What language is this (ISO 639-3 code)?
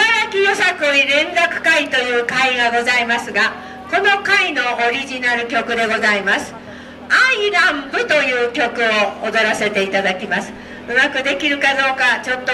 jpn